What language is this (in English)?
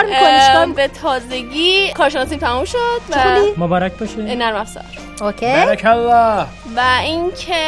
Persian